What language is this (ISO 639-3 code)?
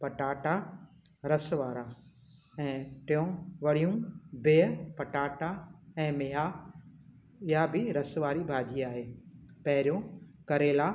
snd